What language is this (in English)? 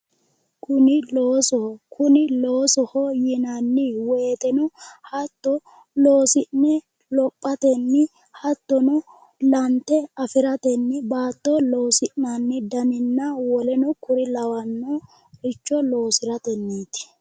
Sidamo